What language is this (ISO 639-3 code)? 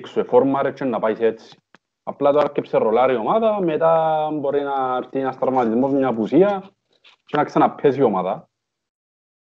ell